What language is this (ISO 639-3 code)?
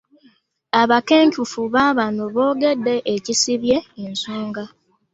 lug